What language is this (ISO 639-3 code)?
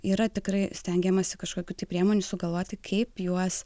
lit